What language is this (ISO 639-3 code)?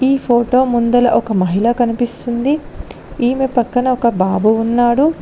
tel